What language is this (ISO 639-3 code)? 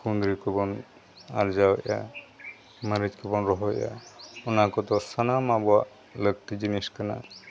sat